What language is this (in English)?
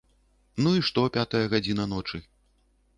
Belarusian